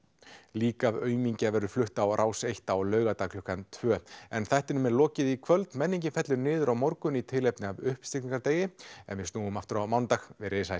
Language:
Icelandic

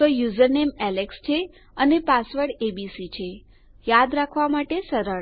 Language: Gujarati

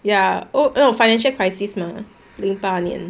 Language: English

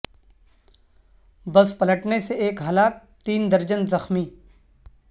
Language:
Urdu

